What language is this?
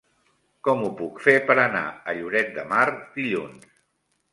Catalan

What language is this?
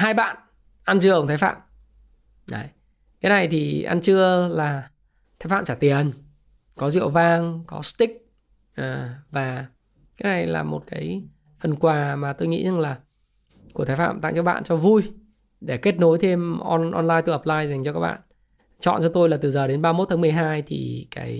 Vietnamese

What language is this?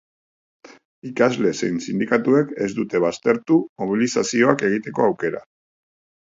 Basque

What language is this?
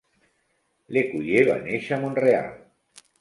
Catalan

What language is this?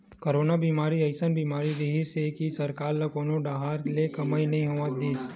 Chhattisgarhi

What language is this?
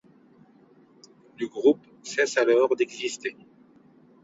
French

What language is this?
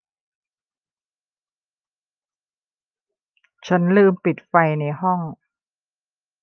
Thai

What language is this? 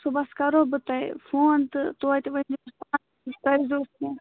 Kashmiri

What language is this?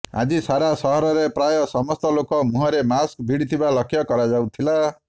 Odia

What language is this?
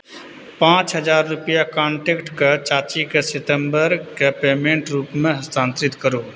Maithili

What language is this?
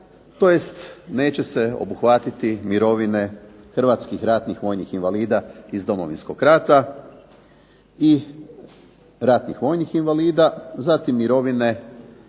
Croatian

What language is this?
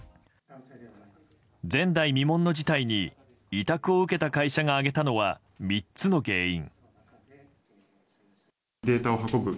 Japanese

